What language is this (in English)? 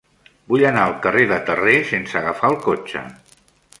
Catalan